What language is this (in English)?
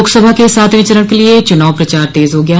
Hindi